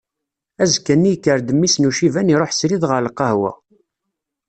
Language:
Kabyle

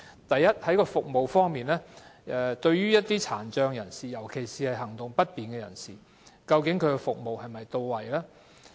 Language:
Cantonese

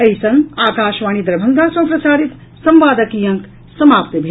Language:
Maithili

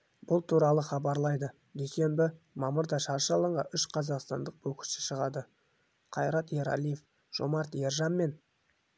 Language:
Kazakh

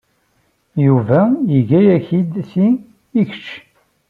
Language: Kabyle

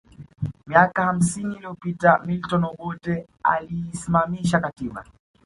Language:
Swahili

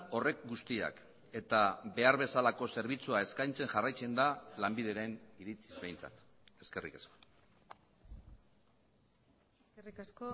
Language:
Basque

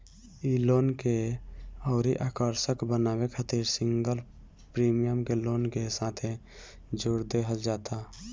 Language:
Bhojpuri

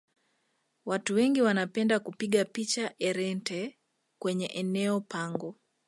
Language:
Swahili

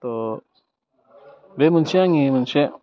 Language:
Bodo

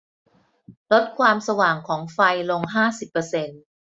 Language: Thai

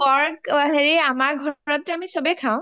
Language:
Assamese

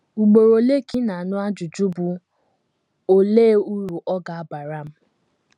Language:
Igbo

